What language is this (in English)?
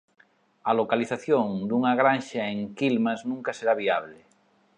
Galician